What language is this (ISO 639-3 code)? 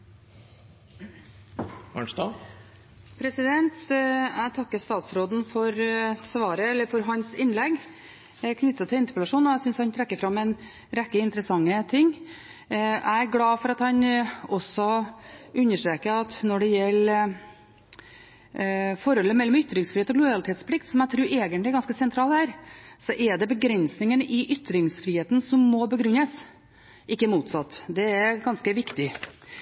nob